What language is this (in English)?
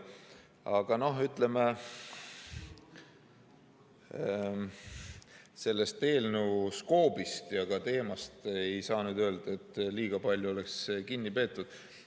Estonian